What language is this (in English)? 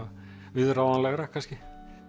Icelandic